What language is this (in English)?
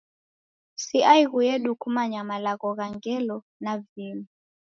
Taita